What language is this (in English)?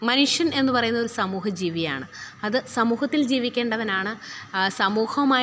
Malayalam